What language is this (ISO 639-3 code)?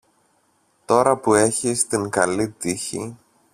ell